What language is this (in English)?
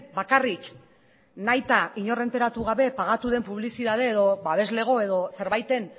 Basque